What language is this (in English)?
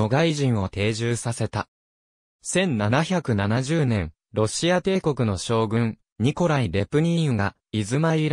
Japanese